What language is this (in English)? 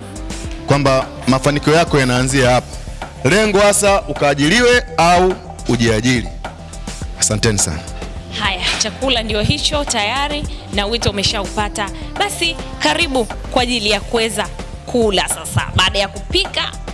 Swahili